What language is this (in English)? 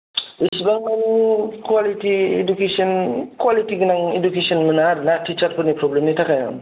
Bodo